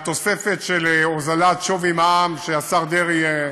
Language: Hebrew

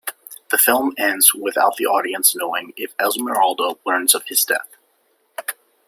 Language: English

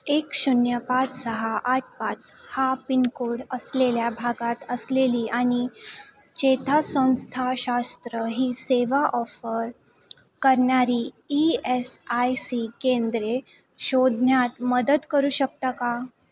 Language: Marathi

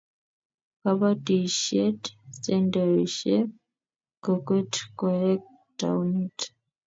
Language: Kalenjin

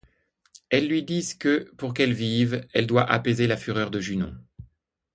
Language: French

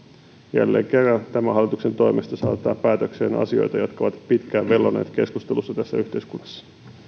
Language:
Finnish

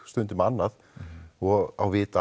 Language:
Icelandic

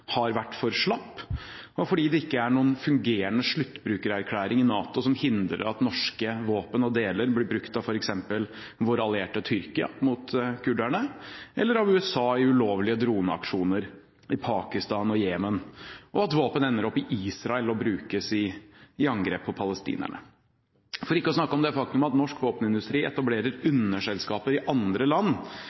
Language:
Norwegian Bokmål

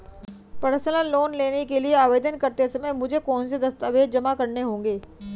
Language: Hindi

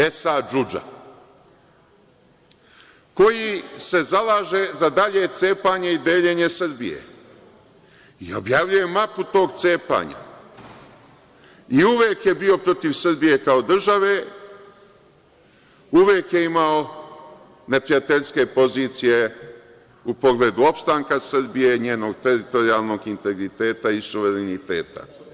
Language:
Serbian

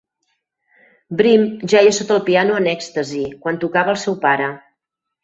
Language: Catalan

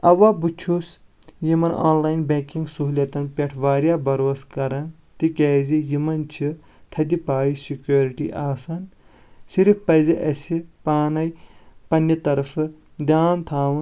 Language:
Kashmiri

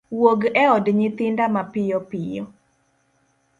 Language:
Luo (Kenya and Tanzania)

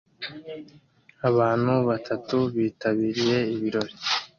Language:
Kinyarwanda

